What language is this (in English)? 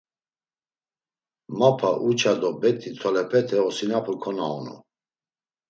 Laz